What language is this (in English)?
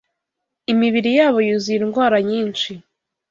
Kinyarwanda